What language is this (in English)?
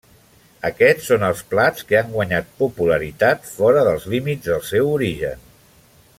Catalan